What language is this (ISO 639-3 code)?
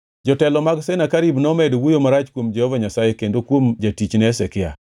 luo